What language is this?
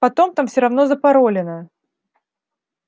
Russian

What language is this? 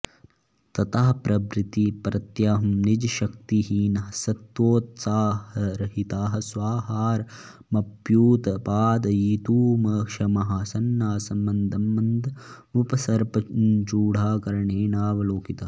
Sanskrit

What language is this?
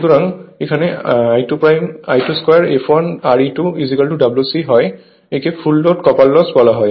Bangla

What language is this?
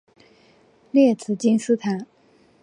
Chinese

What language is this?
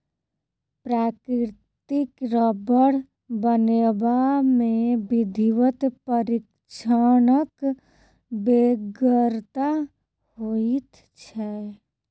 Maithili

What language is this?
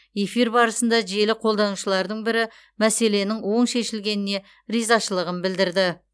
Kazakh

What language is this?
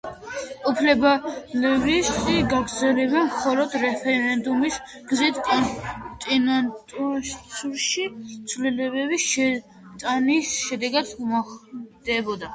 Georgian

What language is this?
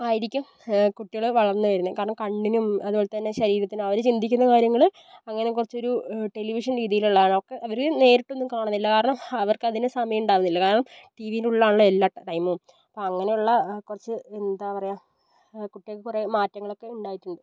Malayalam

